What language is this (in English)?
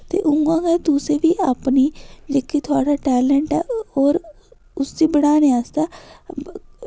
Dogri